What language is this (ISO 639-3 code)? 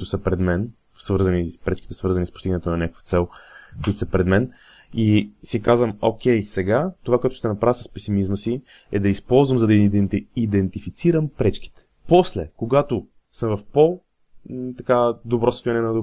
bul